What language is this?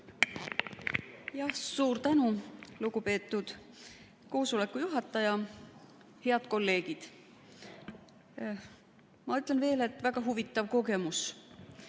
Estonian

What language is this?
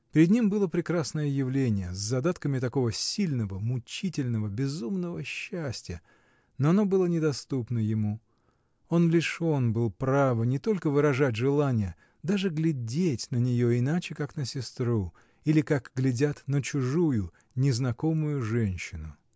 Russian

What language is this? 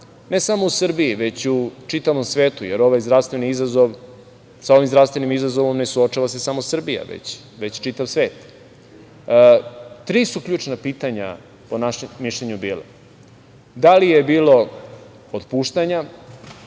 Serbian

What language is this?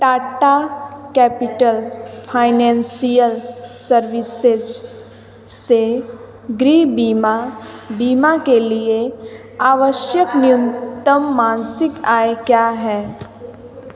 Hindi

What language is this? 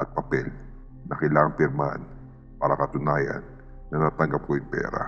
Filipino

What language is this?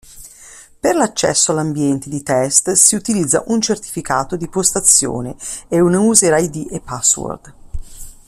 Italian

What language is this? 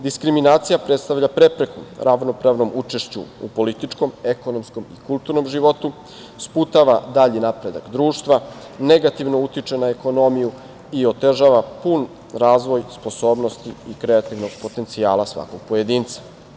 Serbian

